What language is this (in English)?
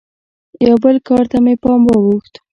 Pashto